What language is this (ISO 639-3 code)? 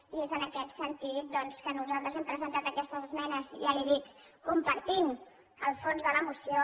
cat